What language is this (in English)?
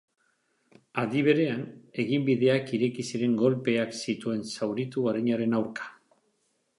Basque